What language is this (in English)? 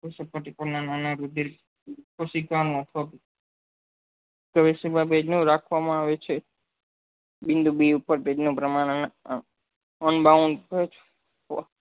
Gujarati